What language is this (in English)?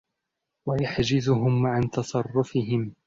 Arabic